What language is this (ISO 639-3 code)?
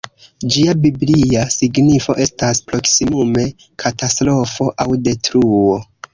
epo